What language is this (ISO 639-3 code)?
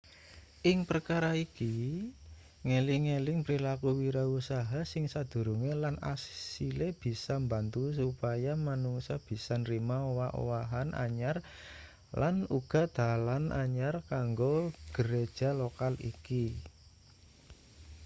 jav